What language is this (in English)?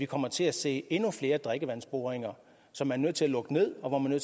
Danish